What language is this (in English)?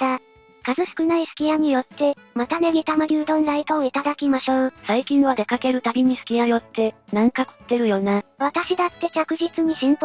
Japanese